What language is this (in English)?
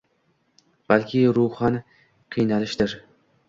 Uzbek